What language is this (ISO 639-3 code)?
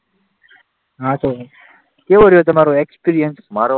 guj